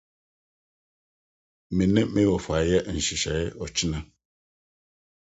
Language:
Akan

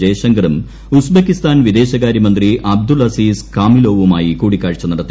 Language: Malayalam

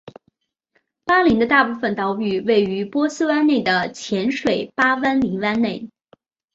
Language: Chinese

